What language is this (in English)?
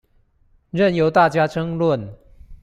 Chinese